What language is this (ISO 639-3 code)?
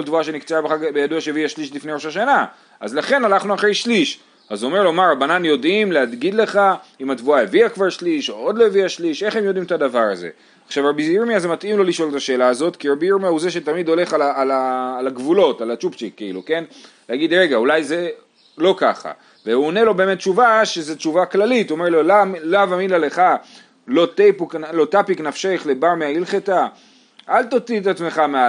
heb